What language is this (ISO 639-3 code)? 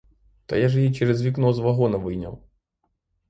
ukr